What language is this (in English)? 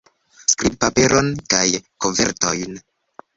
Esperanto